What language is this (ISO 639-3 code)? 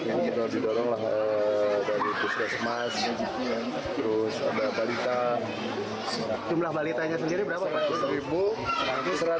ind